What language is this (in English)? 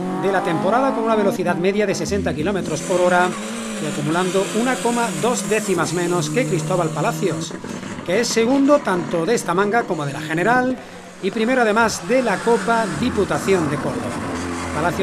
Spanish